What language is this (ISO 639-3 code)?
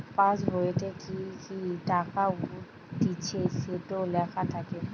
ben